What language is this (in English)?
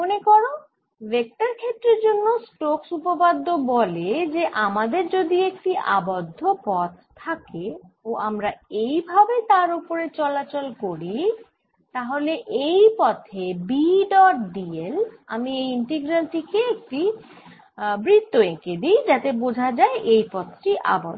Bangla